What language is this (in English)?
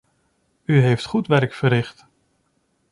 Dutch